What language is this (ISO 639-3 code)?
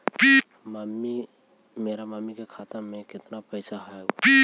mag